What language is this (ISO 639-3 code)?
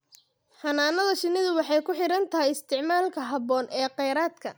som